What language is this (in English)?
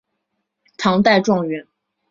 Chinese